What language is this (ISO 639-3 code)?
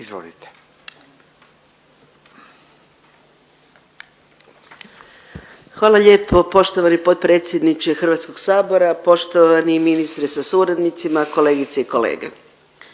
hrv